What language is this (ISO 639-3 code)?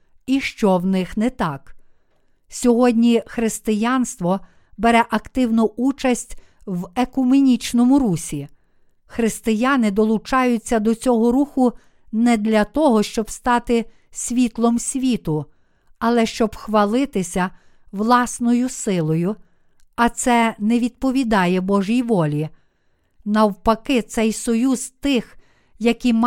ukr